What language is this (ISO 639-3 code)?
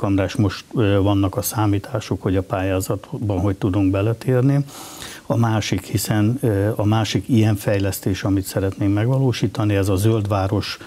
hun